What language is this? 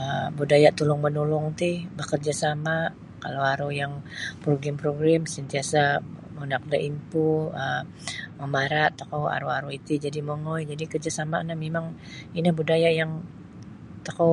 Sabah Bisaya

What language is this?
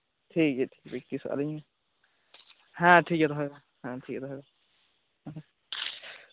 Santali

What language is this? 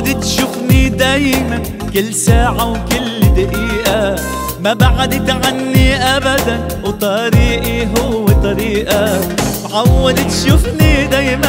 Arabic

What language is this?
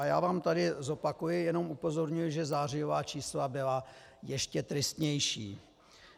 Czech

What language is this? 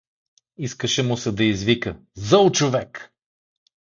Bulgarian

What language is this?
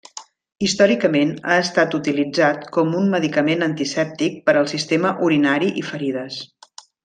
Catalan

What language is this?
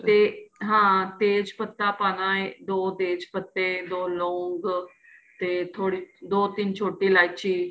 Punjabi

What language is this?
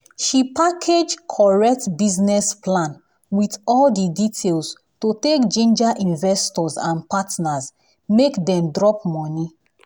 Nigerian Pidgin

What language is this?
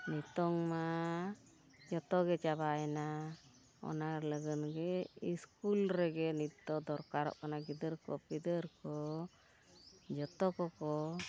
Santali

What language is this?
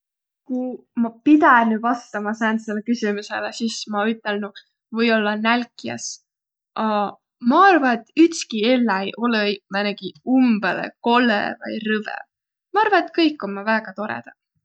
Võro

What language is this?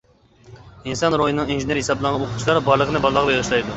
Uyghur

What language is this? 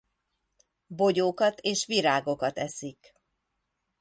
Hungarian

